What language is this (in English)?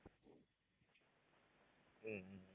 Tamil